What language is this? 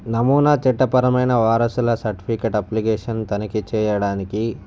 Telugu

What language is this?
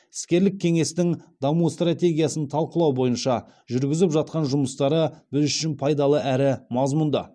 Kazakh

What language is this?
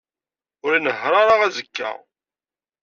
Kabyle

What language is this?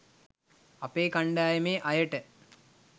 Sinhala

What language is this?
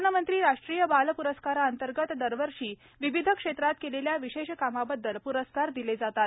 Marathi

